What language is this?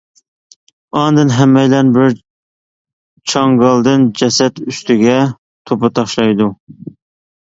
Uyghur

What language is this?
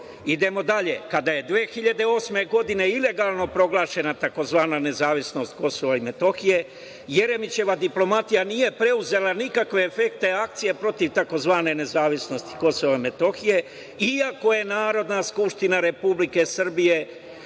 Serbian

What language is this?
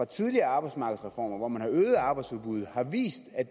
Danish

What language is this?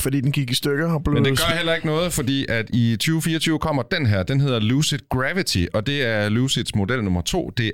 Danish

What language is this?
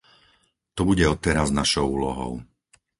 Slovak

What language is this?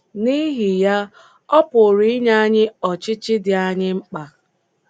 Igbo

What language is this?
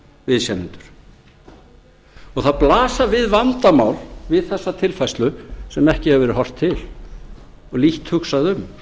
Icelandic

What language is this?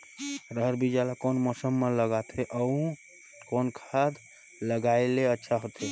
Chhattisgarhi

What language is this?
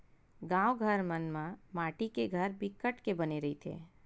Chhattisgarhi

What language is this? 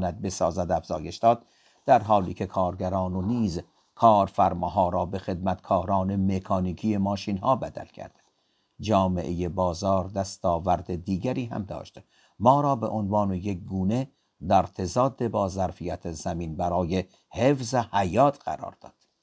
Persian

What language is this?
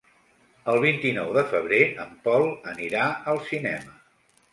Catalan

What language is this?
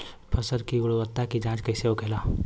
Bhojpuri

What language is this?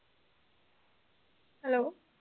Punjabi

